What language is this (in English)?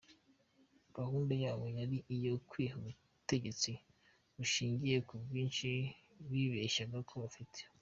Kinyarwanda